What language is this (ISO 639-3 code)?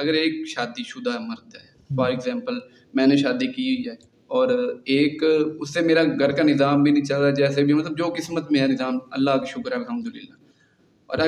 urd